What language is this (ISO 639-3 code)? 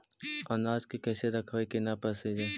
mag